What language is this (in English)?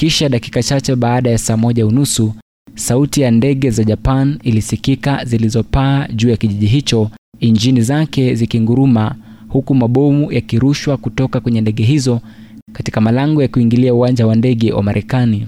Swahili